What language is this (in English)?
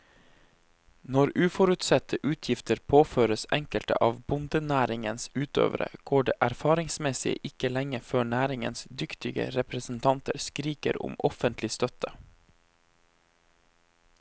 Norwegian